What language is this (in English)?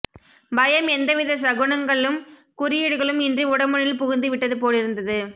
Tamil